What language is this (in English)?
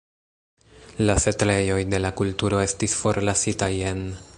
Esperanto